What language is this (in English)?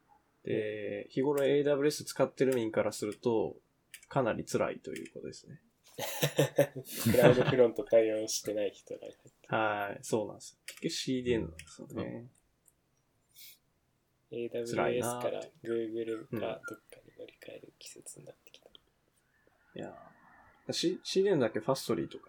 Japanese